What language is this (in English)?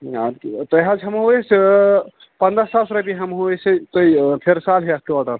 Kashmiri